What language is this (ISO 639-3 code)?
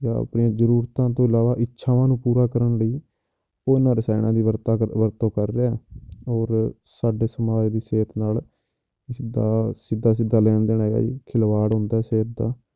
pan